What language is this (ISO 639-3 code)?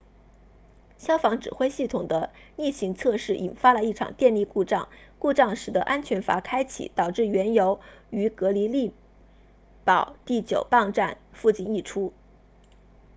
zho